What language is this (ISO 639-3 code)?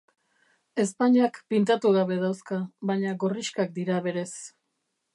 eus